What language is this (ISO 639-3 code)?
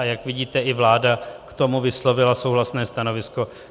ces